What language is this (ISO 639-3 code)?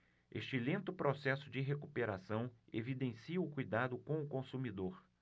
por